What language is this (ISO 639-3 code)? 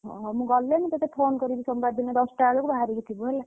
ori